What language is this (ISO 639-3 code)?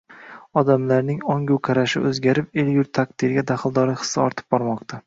uzb